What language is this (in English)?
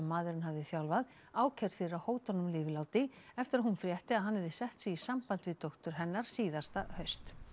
Icelandic